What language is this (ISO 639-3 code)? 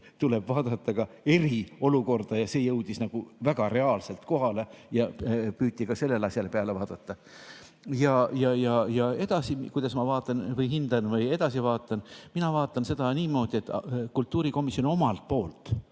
est